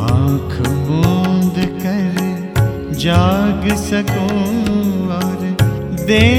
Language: Hindi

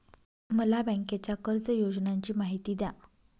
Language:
Marathi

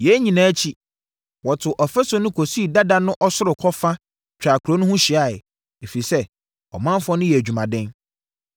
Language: Akan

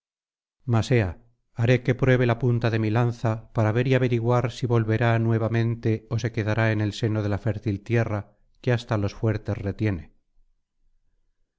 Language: Spanish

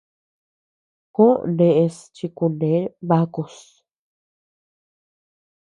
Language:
Tepeuxila Cuicatec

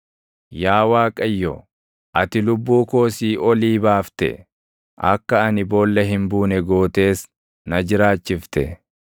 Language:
Oromo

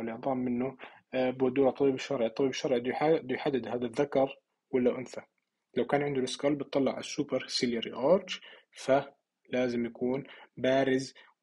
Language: Arabic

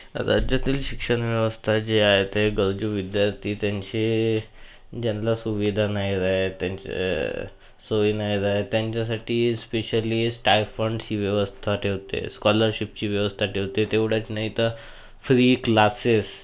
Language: Marathi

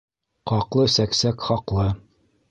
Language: Bashkir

